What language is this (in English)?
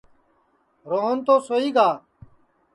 Sansi